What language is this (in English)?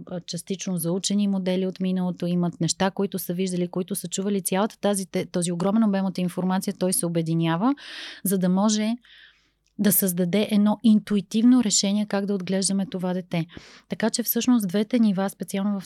Bulgarian